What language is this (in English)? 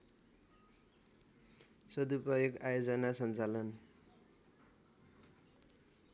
Nepali